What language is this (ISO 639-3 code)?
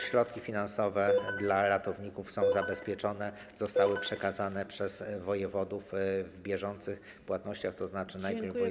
pol